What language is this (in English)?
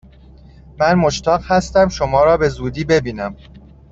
Persian